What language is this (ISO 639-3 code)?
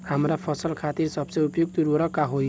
bho